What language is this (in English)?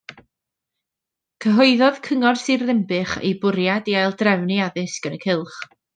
Welsh